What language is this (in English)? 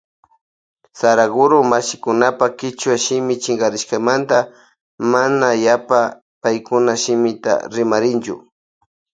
Loja Highland Quichua